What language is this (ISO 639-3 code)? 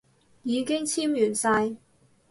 yue